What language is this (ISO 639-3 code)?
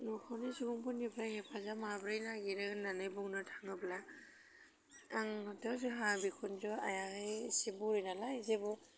brx